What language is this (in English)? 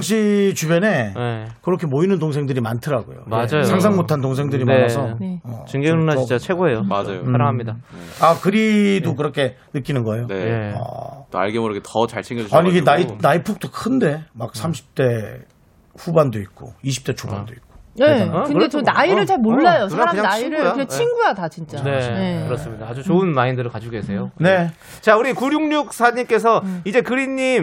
Korean